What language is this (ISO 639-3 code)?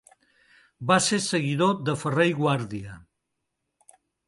cat